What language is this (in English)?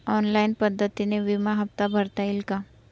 Marathi